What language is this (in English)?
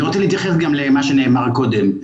Hebrew